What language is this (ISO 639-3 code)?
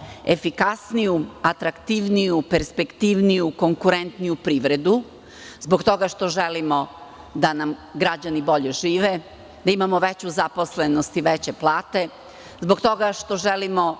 srp